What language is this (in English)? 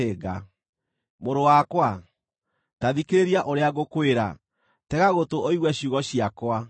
Kikuyu